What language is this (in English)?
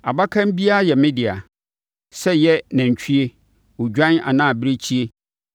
Akan